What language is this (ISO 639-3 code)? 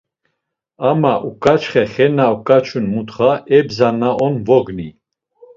lzz